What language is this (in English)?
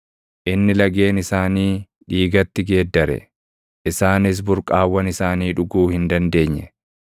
Oromo